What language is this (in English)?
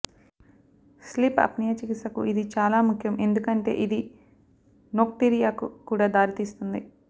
Telugu